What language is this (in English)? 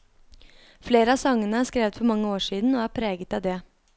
Norwegian